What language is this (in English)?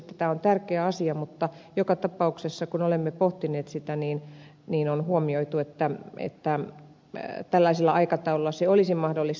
Finnish